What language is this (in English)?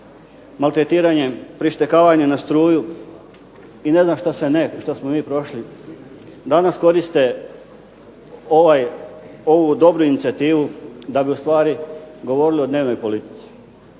Croatian